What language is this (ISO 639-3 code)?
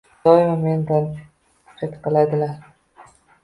uzb